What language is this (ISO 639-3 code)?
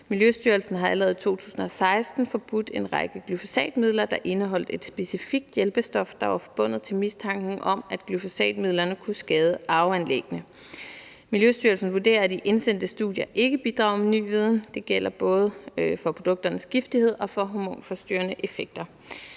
dan